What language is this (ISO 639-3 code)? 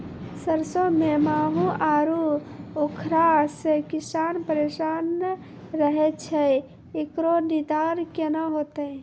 mai